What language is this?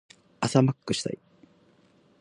Japanese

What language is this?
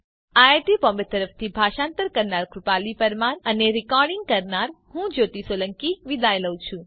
Gujarati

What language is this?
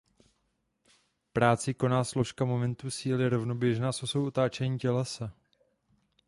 Czech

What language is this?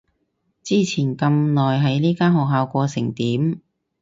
Cantonese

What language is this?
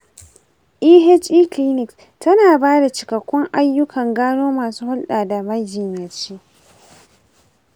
Hausa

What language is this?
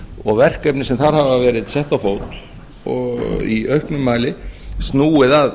Icelandic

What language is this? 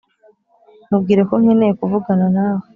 Kinyarwanda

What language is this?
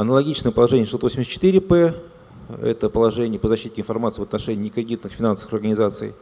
Russian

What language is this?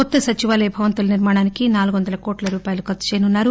Telugu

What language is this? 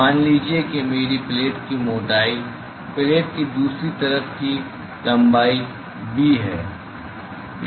Hindi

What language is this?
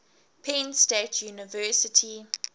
English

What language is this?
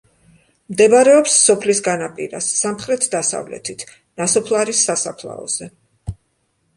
Georgian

